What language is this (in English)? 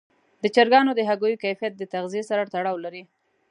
Pashto